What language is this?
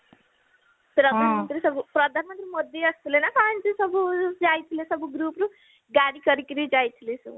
Odia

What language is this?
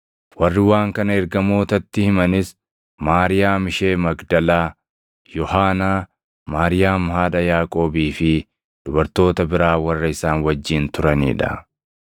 Oromo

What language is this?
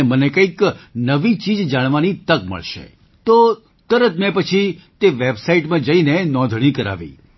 Gujarati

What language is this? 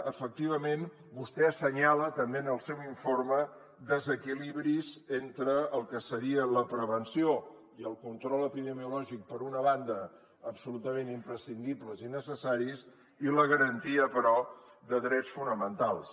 Catalan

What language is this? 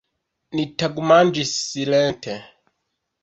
Esperanto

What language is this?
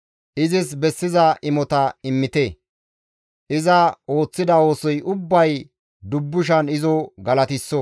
Gamo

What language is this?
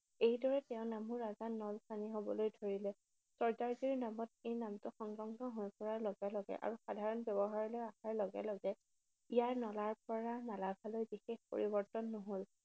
Assamese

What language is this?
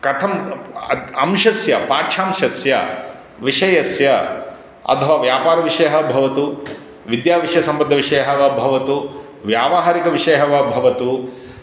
Sanskrit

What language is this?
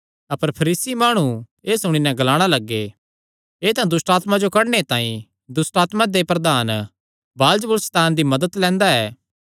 Kangri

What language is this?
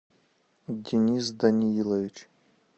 Russian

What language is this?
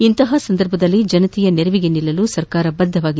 Kannada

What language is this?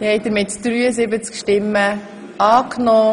Swiss German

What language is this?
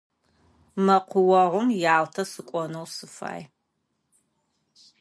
Adyghe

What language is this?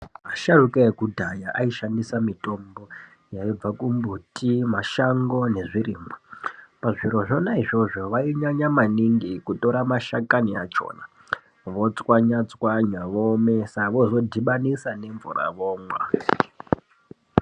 Ndau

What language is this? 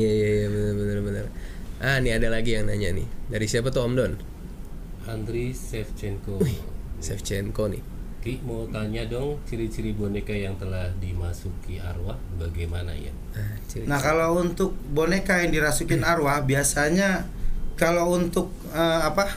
Indonesian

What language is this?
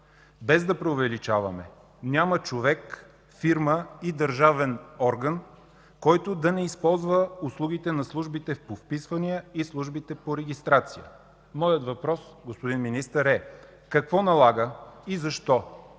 Bulgarian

